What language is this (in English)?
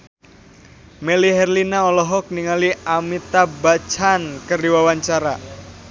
Sundanese